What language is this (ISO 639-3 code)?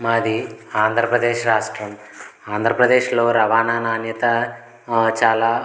tel